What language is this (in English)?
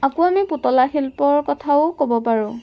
Assamese